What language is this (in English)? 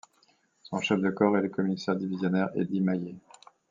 French